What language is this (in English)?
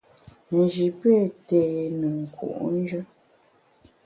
Bamun